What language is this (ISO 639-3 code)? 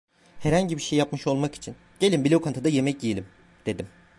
tur